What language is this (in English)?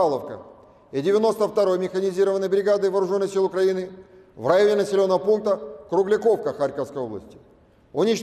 Russian